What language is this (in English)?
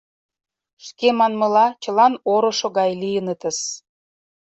Mari